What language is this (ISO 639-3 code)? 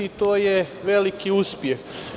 srp